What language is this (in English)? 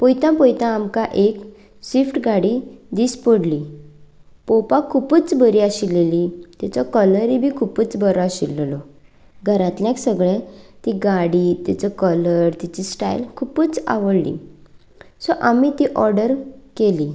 Konkani